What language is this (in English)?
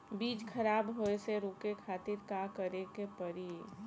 Bhojpuri